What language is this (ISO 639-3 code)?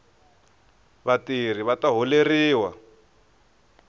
tso